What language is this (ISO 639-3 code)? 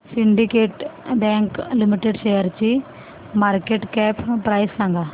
mar